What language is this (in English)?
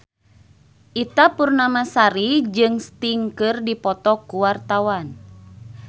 Sundanese